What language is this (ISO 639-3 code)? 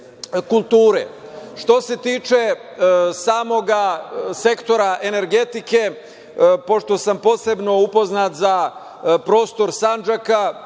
srp